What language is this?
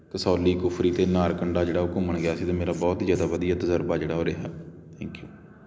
Punjabi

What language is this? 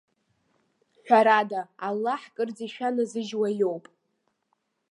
Abkhazian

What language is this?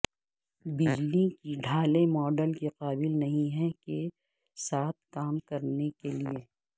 Urdu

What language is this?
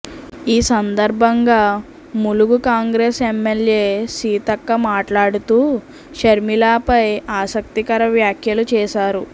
Telugu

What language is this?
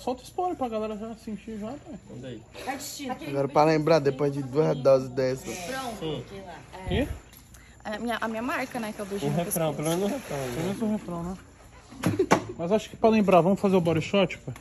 Portuguese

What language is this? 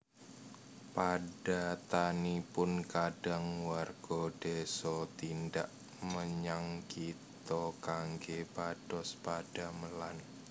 Javanese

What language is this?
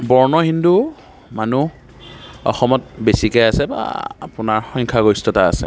Assamese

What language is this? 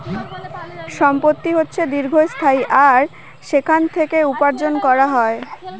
Bangla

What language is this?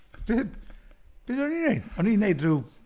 Welsh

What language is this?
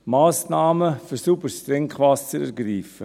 Swiss German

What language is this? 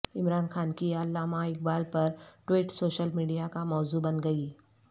Urdu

